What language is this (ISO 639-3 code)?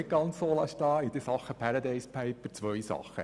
gsw